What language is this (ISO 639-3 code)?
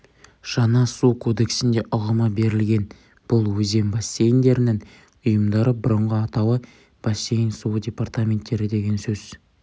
kaz